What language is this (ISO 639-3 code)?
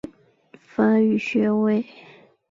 zho